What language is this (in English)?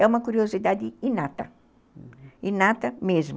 Portuguese